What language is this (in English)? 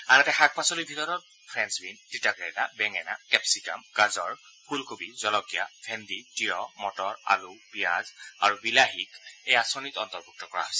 Assamese